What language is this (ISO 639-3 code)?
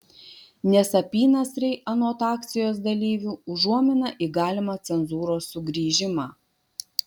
lit